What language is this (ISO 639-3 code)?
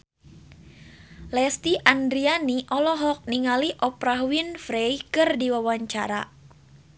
sun